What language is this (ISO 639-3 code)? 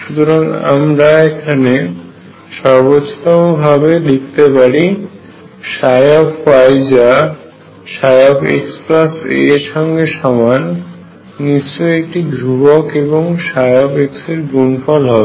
ben